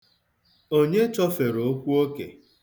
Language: Igbo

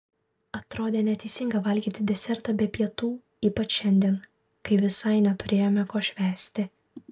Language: Lithuanian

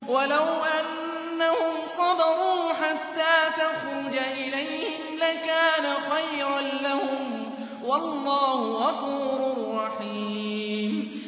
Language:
Arabic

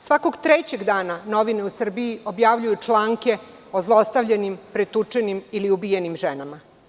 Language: Serbian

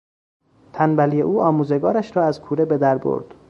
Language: Persian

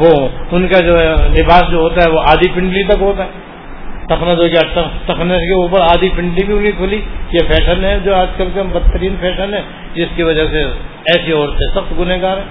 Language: Urdu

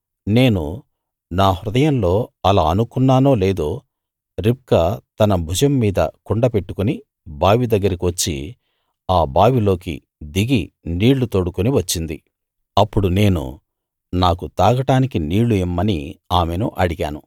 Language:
Telugu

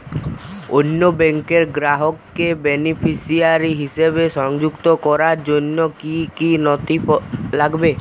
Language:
Bangla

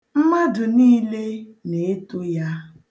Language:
Igbo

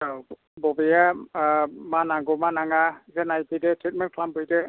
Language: Bodo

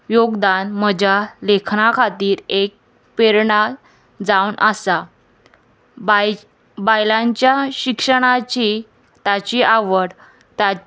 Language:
Konkani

